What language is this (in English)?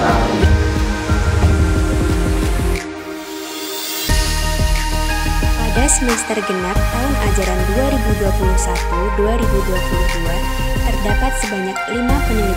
Indonesian